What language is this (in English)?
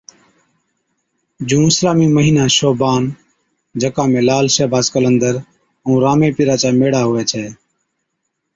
Od